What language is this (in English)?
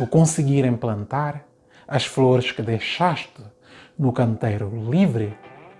Portuguese